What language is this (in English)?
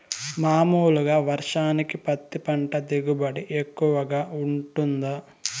Telugu